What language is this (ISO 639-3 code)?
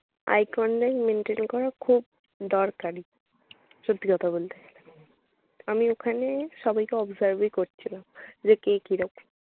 ben